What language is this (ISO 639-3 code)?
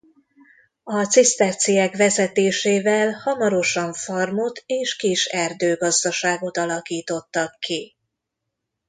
hun